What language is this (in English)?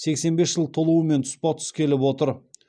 Kazakh